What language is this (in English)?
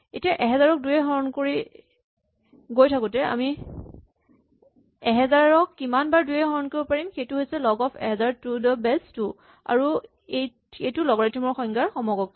Assamese